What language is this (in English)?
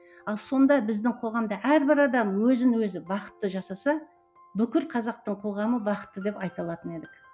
Kazakh